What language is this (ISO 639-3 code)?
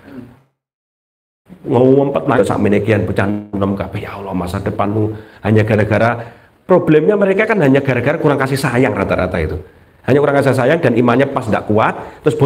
ind